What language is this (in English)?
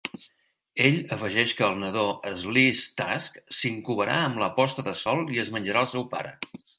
Catalan